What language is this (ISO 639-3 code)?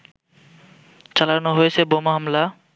ben